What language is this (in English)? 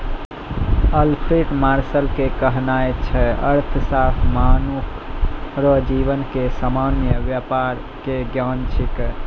Maithili